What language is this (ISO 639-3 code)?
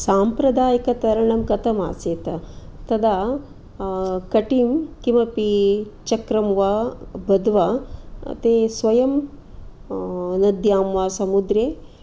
san